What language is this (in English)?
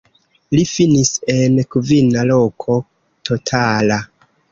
Esperanto